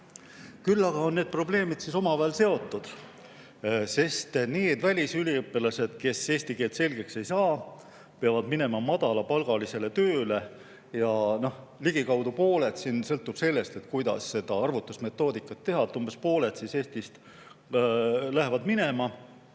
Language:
Estonian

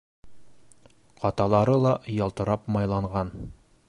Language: Bashkir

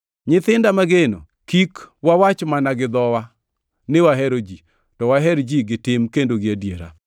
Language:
Luo (Kenya and Tanzania)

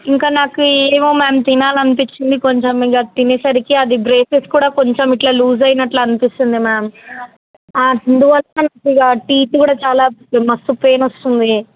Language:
Telugu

